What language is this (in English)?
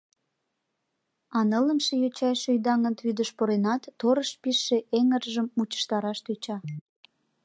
Mari